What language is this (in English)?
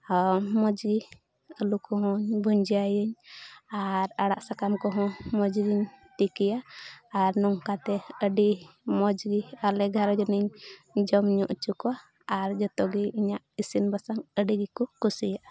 Santali